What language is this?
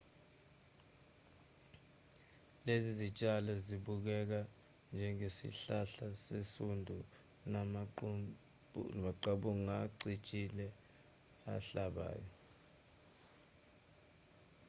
Zulu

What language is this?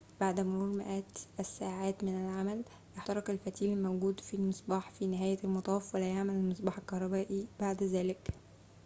Arabic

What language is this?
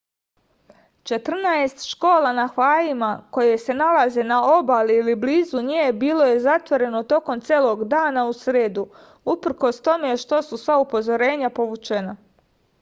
Serbian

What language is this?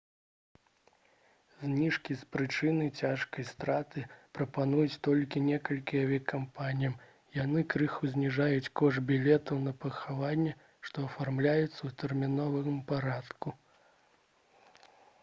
Belarusian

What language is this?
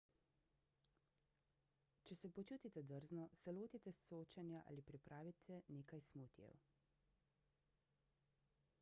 Slovenian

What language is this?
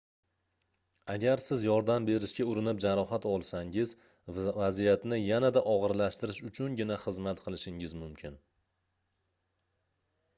Uzbek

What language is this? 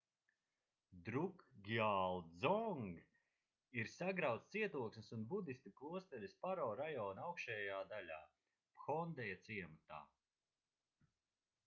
Latvian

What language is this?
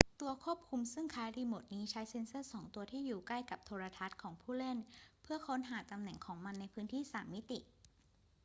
Thai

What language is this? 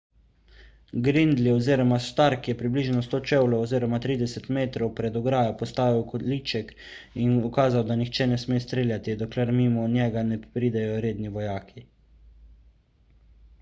Slovenian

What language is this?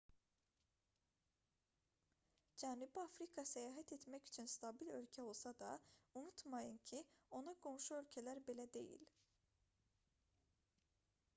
Azerbaijani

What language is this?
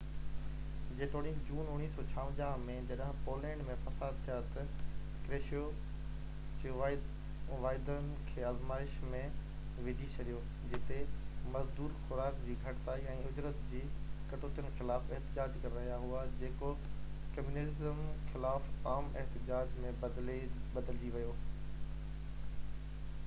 Sindhi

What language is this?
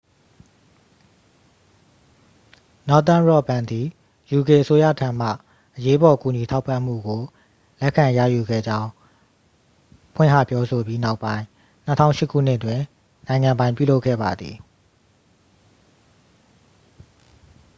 Burmese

